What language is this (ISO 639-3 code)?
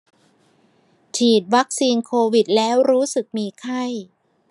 tha